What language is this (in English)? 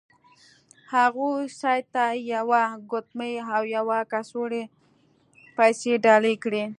Pashto